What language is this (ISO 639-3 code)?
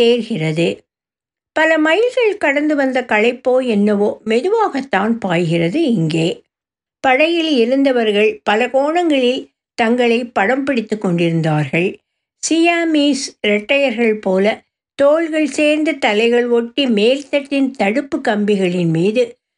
tam